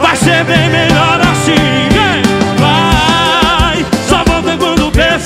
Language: Portuguese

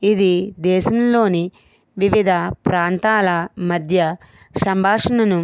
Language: Telugu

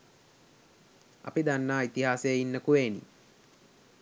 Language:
Sinhala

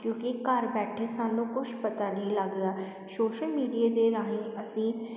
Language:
Punjabi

